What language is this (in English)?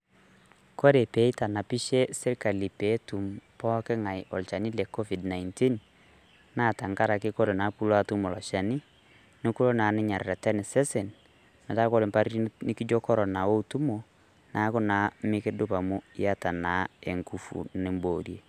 Masai